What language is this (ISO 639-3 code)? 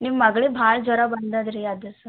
kan